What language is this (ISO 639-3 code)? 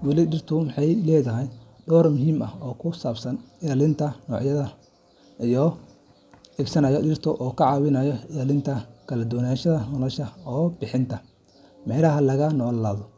som